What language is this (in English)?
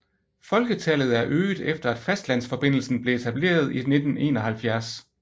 Danish